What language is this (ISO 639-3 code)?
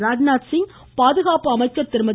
tam